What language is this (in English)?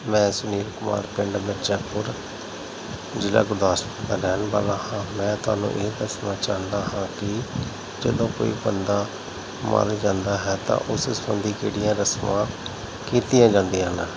Punjabi